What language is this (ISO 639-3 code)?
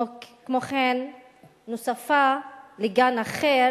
heb